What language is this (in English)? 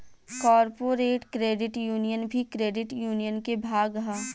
Bhojpuri